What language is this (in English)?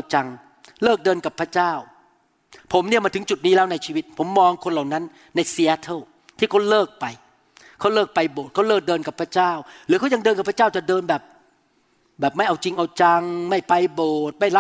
Thai